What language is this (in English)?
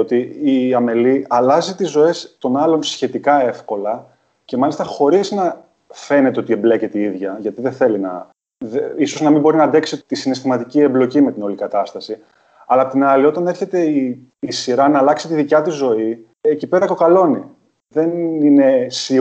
Greek